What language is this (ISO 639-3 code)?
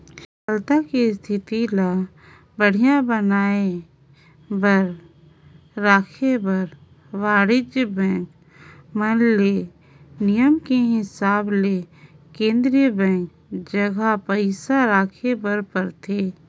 hne